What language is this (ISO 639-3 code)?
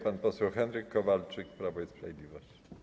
pol